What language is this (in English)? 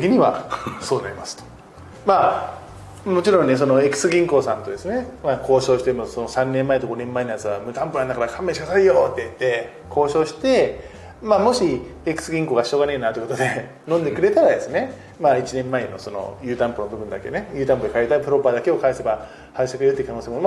Japanese